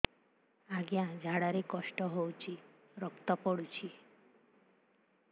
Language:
Odia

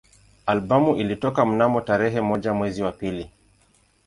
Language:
Swahili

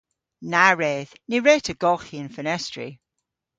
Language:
Cornish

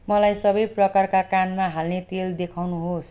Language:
Nepali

